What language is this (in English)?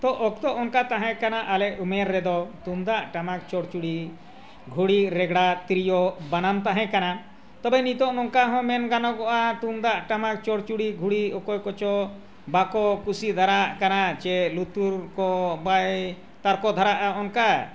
Santali